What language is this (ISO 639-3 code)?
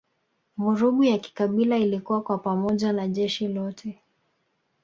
swa